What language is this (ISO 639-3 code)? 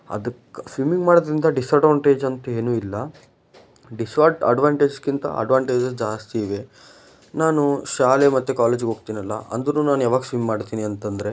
kan